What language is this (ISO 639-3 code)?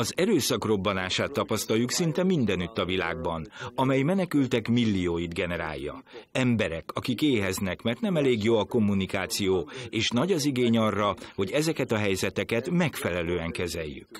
hun